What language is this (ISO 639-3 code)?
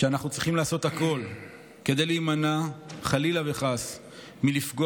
heb